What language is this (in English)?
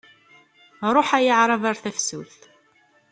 Kabyle